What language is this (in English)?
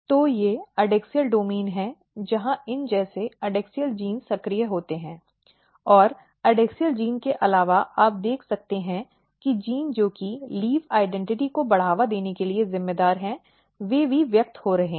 Hindi